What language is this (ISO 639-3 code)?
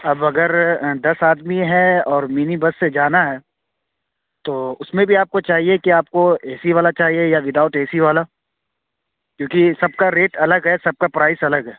urd